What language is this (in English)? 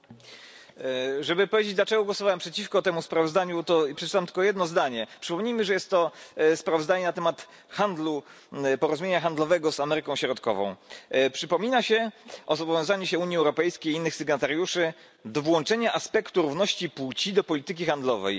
Polish